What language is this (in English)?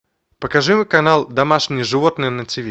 Russian